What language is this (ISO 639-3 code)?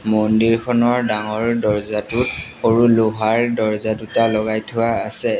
asm